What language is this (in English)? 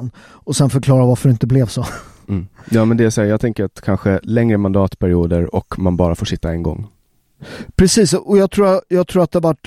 Swedish